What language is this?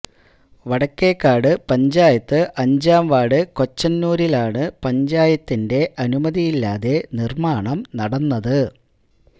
Malayalam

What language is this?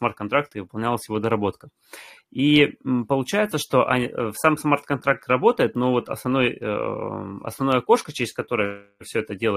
Russian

